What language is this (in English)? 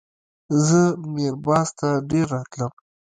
Pashto